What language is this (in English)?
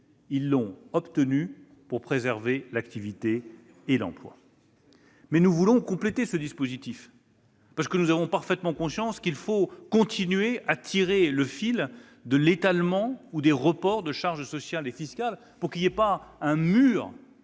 French